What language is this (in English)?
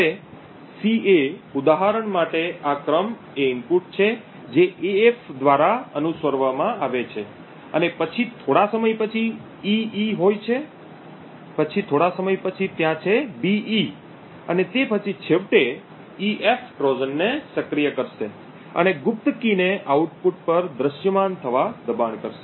Gujarati